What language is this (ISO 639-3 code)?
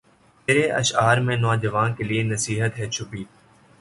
urd